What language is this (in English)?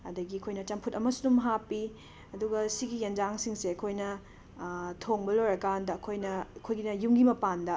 Manipuri